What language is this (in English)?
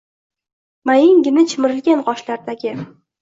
Uzbek